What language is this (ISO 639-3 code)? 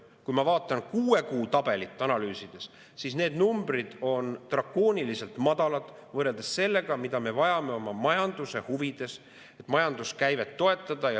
est